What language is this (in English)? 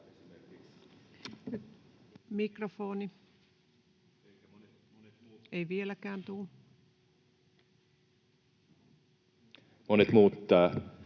Finnish